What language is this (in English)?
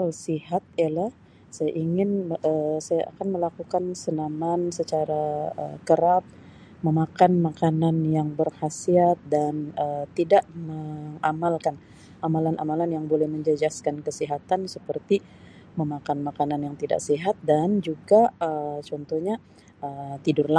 Sabah Malay